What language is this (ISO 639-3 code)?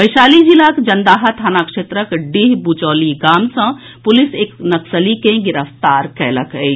mai